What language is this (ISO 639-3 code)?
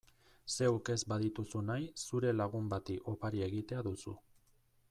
eus